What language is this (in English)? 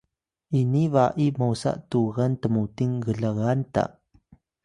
Atayal